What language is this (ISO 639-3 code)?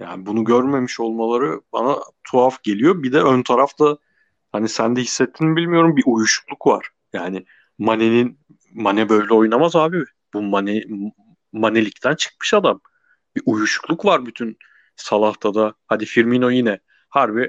tur